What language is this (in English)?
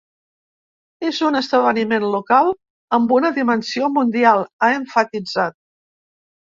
Catalan